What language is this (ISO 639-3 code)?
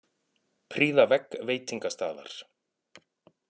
isl